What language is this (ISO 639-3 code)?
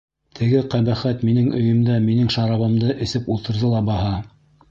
bak